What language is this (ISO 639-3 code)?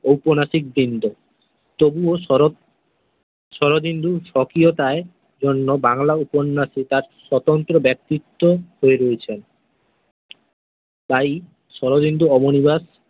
ben